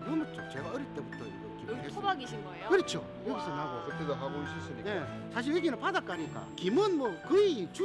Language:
Korean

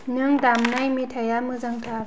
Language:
Bodo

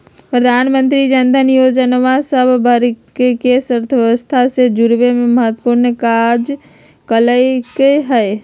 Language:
Magahi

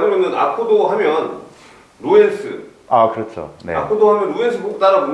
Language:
Korean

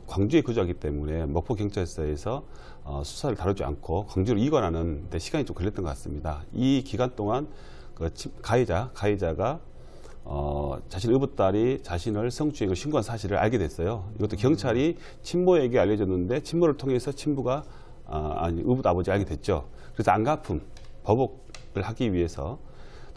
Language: Korean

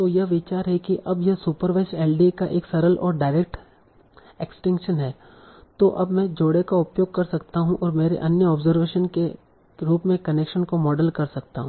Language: Hindi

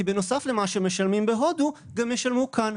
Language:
Hebrew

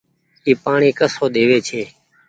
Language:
Goaria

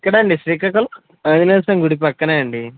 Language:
Telugu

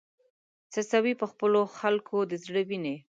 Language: Pashto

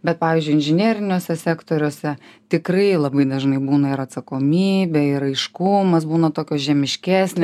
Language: Lithuanian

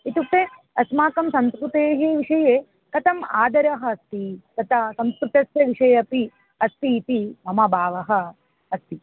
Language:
Sanskrit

